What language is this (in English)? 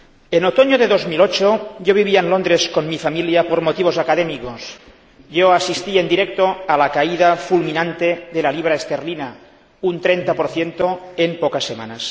Spanish